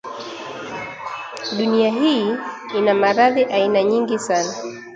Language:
Swahili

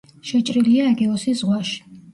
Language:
Georgian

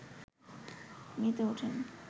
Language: Bangla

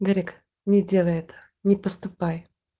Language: Russian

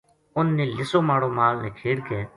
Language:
Gujari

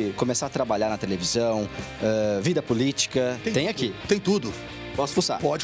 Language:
Portuguese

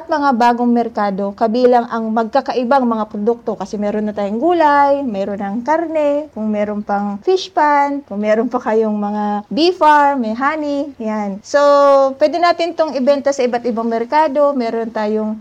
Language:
Filipino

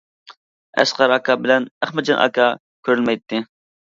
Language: Uyghur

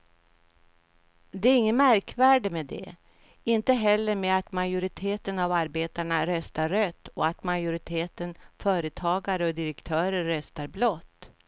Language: Swedish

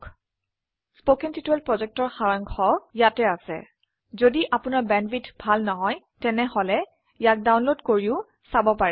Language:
Assamese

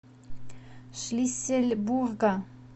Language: Russian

